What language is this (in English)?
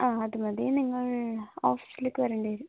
Malayalam